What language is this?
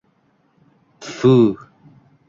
Uzbek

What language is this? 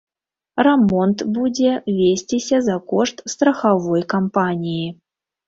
Belarusian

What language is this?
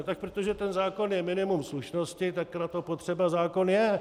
Czech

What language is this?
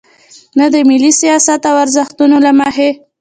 Pashto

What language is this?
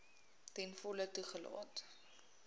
Afrikaans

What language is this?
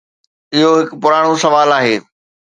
Sindhi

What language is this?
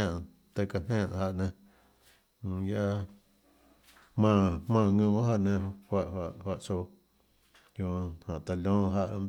Tlacoatzintepec Chinantec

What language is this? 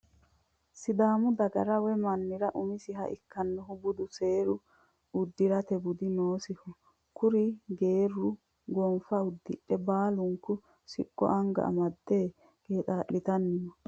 Sidamo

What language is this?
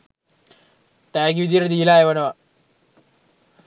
Sinhala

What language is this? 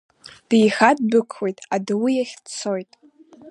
Abkhazian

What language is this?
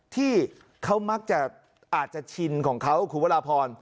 Thai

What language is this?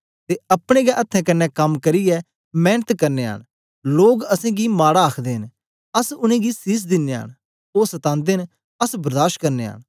Dogri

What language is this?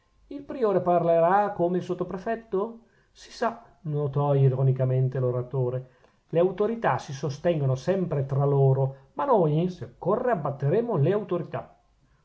Italian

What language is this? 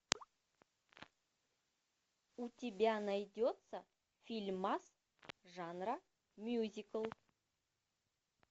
Russian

